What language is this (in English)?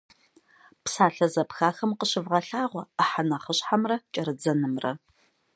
Kabardian